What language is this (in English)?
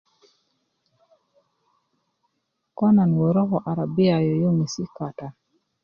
Kuku